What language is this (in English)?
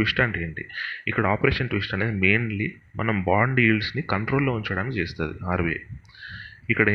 Telugu